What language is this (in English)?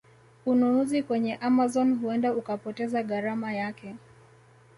Swahili